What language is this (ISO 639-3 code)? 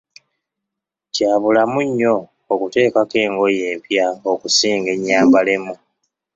lug